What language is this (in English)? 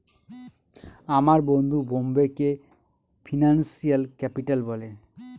Bangla